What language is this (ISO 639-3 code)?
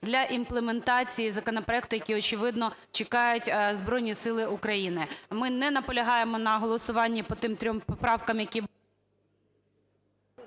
ukr